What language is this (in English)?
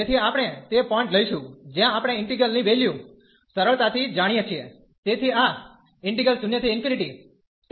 Gujarati